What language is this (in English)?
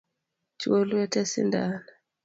Luo (Kenya and Tanzania)